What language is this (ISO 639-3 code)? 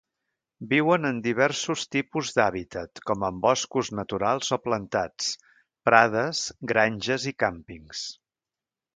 cat